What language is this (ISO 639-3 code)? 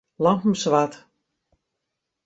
fry